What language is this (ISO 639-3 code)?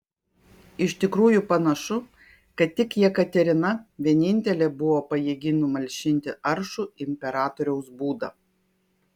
lit